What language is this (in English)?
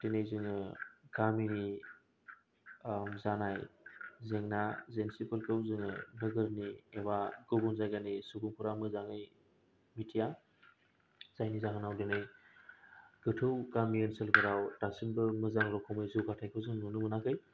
Bodo